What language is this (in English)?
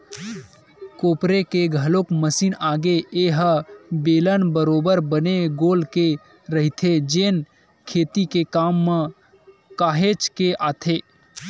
Chhattisgarhi